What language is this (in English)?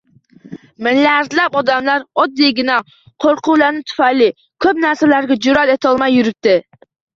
Uzbek